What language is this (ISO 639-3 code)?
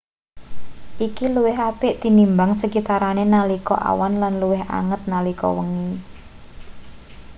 jav